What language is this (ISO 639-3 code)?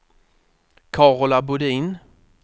swe